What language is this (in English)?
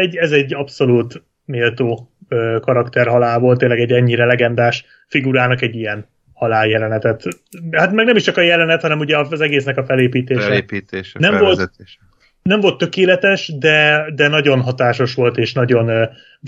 Hungarian